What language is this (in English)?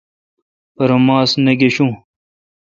Kalkoti